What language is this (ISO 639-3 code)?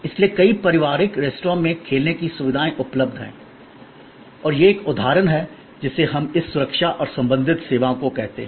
hin